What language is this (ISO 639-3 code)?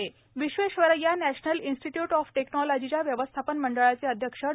mar